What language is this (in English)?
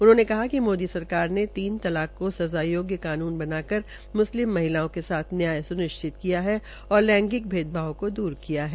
Hindi